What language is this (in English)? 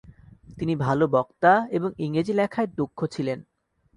Bangla